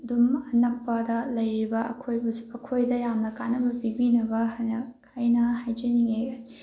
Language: Manipuri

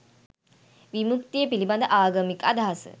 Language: Sinhala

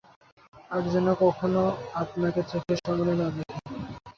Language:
Bangla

